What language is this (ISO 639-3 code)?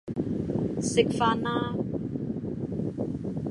yue